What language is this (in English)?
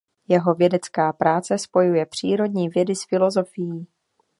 Czech